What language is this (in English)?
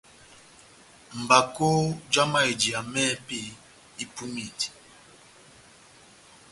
Batanga